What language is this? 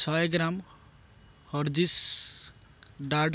Odia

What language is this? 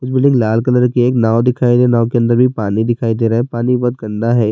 Urdu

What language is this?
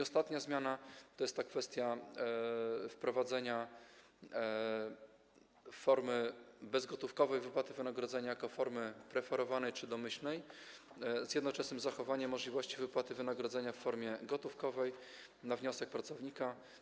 Polish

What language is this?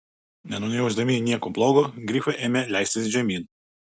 Lithuanian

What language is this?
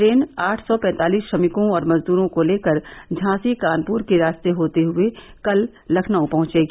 Hindi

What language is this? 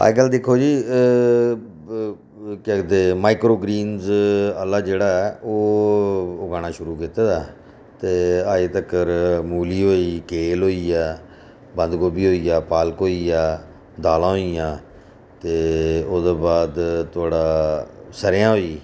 Dogri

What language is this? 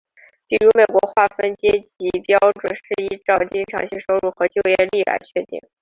Chinese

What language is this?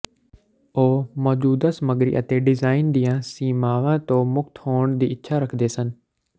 Punjabi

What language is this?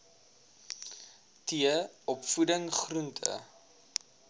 Afrikaans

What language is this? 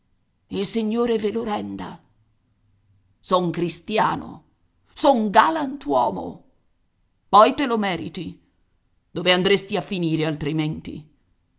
Italian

